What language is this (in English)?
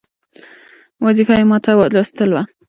Pashto